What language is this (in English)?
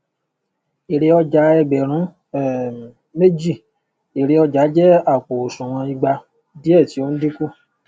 Yoruba